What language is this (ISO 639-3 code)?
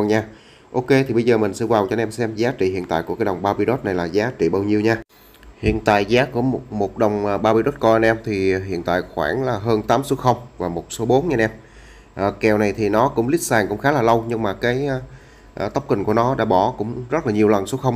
vie